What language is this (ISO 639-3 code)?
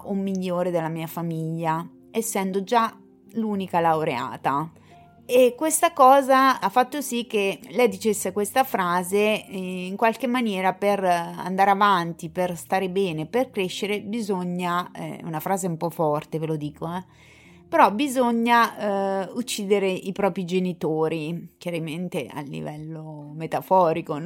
ita